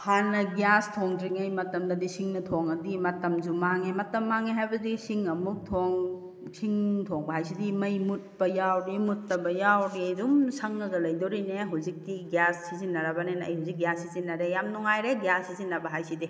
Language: Manipuri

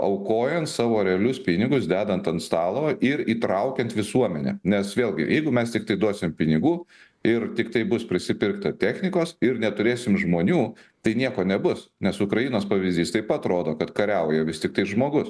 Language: Lithuanian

